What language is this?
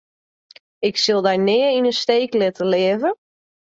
Western Frisian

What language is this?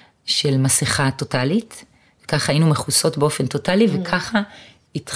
Hebrew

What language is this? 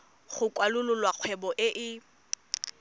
Tswana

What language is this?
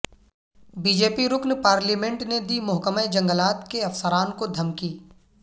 Urdu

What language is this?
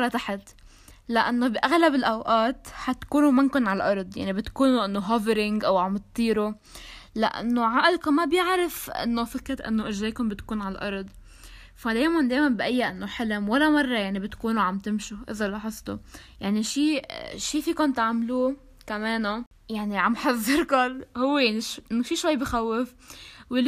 Arabic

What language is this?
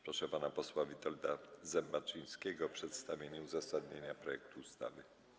Polish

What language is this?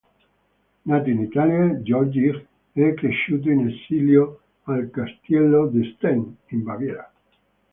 Italian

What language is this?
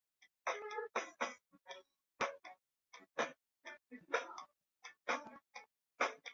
Chinese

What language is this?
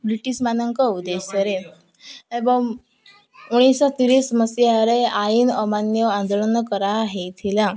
Odia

